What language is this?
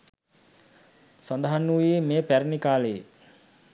Sinhala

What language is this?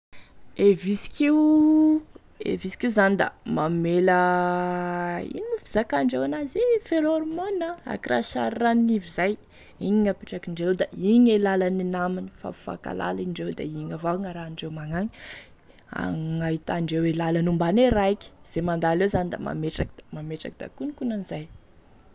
Tesaka Malagasy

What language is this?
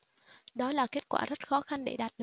Vietnamese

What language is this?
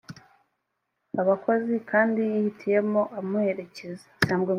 Kinyarwanda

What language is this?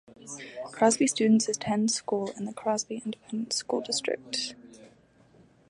English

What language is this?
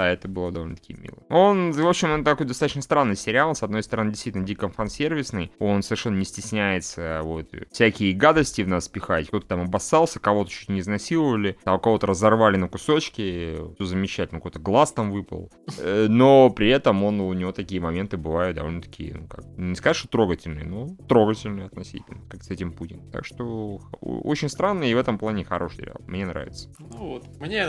Russian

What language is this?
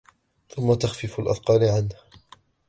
Arabic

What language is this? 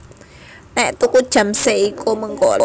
Javanese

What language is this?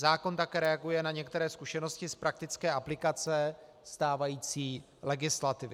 Czech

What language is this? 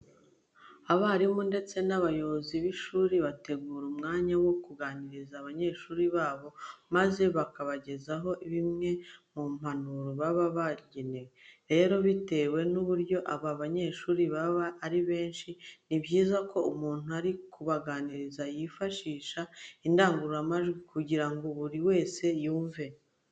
Kinyarwanda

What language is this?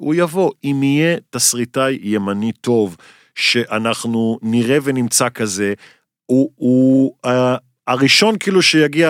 Hebrew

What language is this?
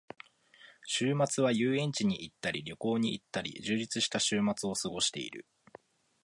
Japanese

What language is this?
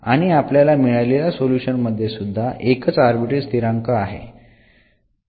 Marathi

